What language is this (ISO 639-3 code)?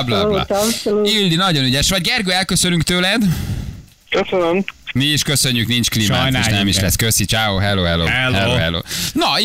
hun